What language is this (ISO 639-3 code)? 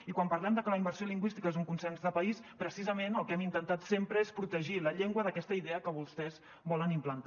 cat